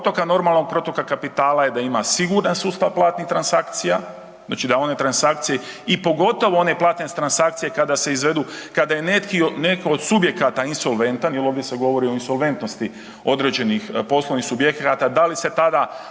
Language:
Croatian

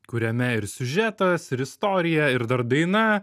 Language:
Lithuanian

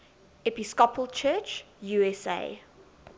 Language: English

